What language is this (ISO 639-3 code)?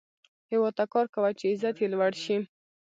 pus